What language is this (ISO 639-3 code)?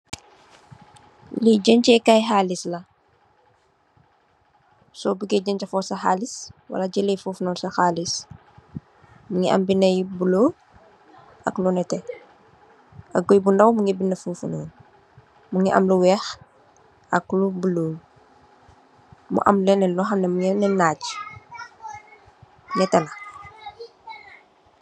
wol